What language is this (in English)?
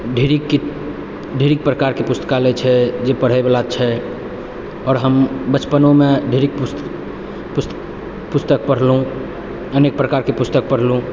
Maithili